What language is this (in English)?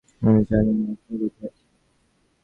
Bangla